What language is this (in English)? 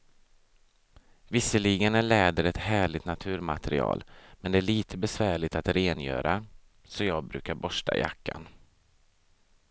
Swedish